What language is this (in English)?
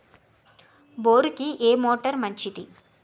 Telugu